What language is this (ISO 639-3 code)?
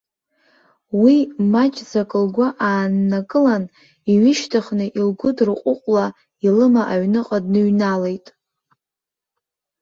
abk